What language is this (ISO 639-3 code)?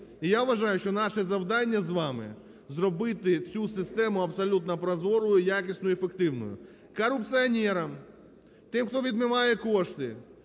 ukr